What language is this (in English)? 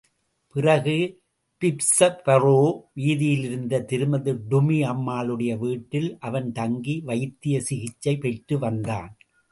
Tamil